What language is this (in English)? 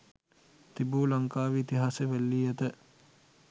Sinhala